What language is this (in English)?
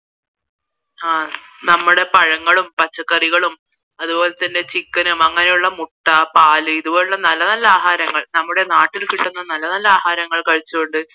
Malayalam